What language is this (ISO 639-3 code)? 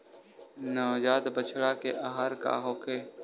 bho